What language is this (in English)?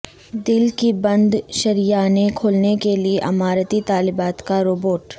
Urdu